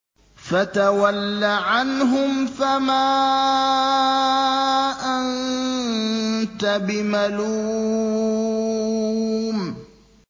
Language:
Arabic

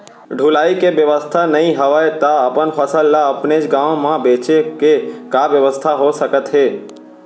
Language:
Chhattisgarhi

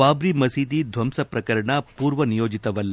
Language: Kannada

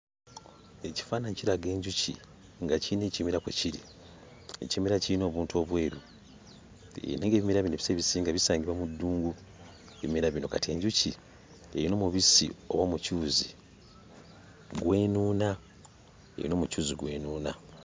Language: Ganda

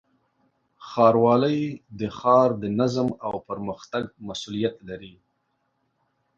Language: Pashto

